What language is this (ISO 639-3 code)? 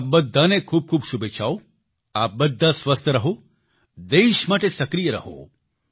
guj